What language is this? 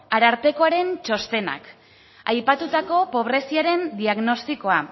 Basque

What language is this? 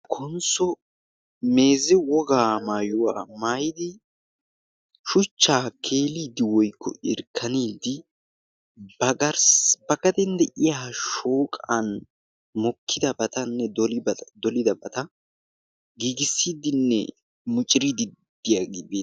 Wolaytta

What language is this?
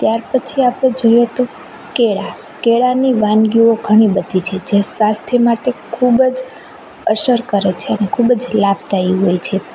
Gujarati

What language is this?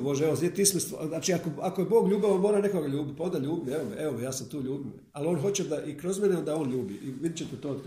Croatian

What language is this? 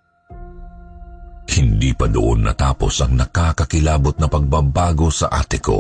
Filipino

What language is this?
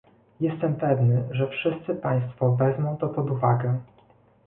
Polish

